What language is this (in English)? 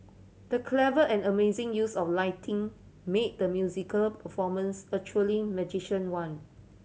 English